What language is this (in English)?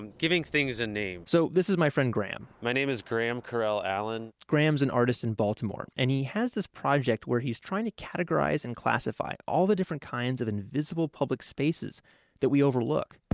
English